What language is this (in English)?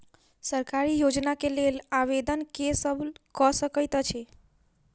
Maithili